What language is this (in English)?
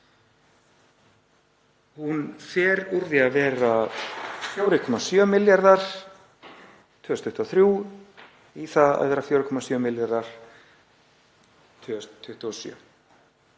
Icelandic